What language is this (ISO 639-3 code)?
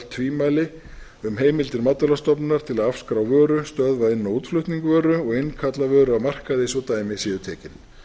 isl